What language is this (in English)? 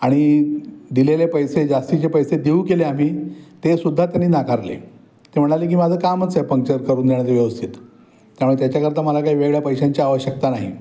Marathi